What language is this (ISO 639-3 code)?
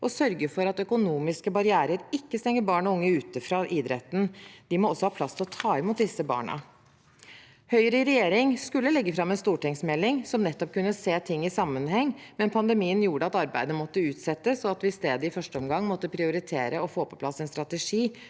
nor